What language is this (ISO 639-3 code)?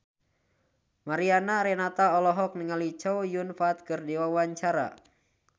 sun